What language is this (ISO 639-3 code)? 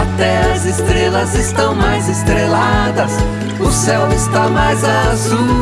por